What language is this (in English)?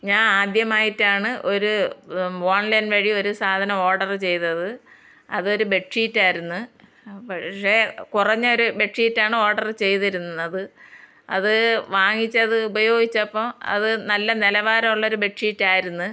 Malayalam